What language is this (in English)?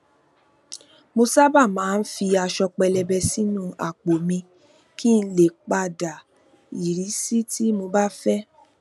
Yoruba